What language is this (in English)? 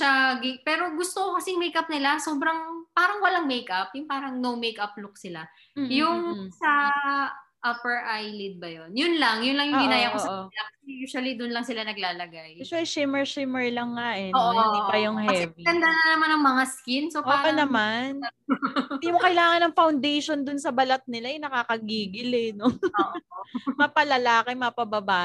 Filipino